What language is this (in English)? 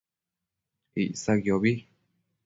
Matsés